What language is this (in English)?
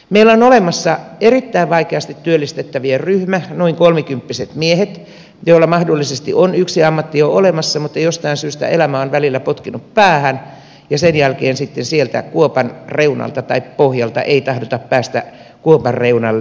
Finnish